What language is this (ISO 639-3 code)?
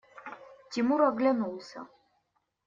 rus